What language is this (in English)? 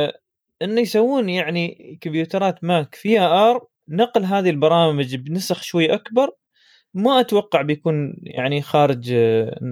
Arabic